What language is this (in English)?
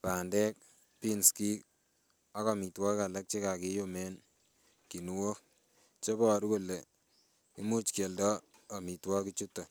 Kalenjin